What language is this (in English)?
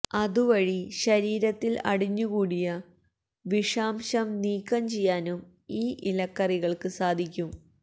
Malayalam